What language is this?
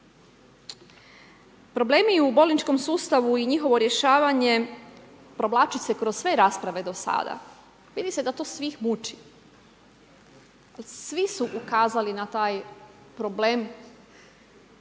Croatian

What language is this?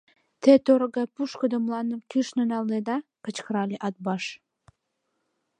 Mari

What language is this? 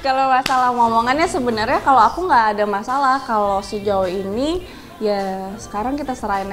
Indonesian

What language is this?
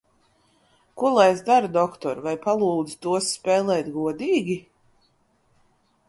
Latvian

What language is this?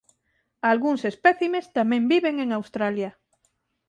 Galician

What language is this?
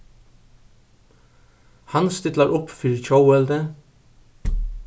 Faroese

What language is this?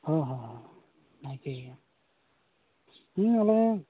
Santali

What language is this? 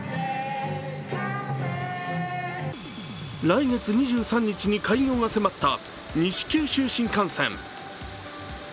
Japanese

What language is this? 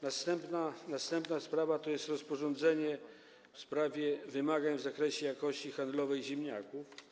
Polish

